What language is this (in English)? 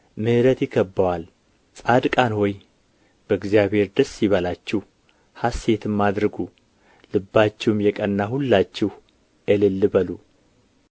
Amharic